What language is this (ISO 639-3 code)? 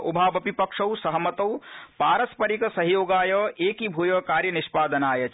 san